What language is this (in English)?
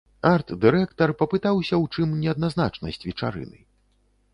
Belarusian